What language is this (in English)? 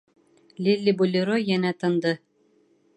Bashkir